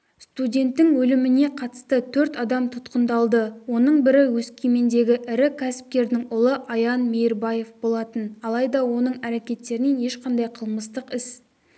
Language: Kazakh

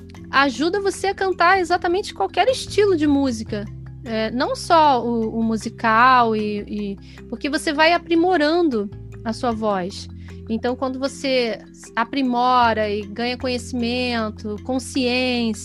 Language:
Portuguese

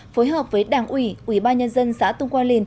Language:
Vietnamese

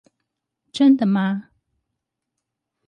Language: Chinese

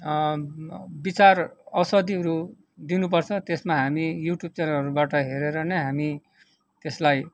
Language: Nepali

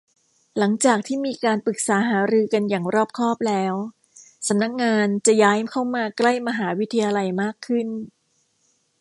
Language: Thai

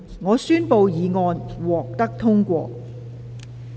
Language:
Cantonese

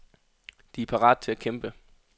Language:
Danish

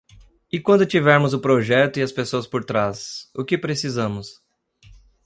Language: Portuguese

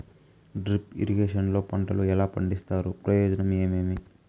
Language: Telugu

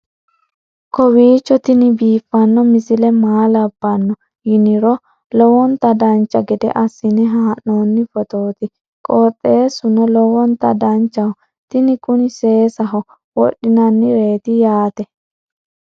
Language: Sidamo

